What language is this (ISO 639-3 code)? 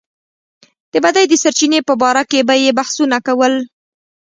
pus